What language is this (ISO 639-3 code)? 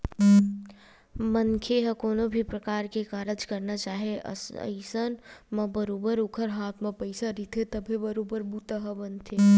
hne